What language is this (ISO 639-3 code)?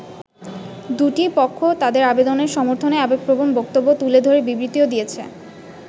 ben